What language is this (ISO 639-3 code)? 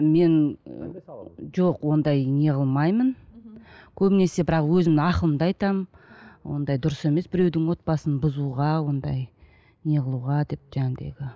kaz